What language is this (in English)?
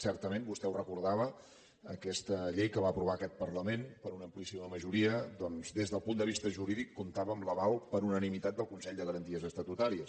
Catalan